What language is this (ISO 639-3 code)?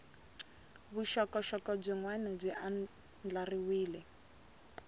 tso